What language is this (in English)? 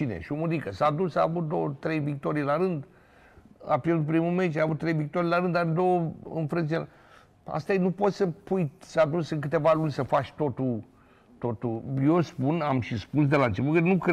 Romanian